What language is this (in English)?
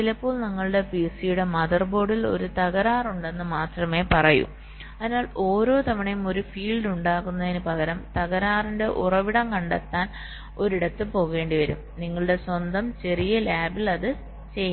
Malayalam